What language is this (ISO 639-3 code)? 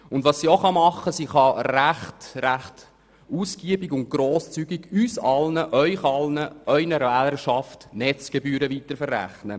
gsw